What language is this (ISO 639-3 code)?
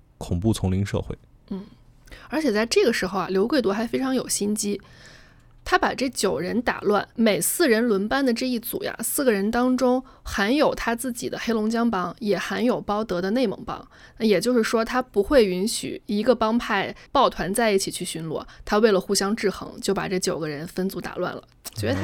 zho